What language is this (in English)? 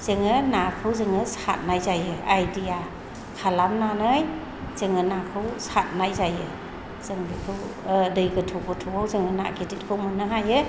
Bodo